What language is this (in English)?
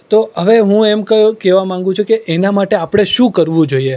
Gujarati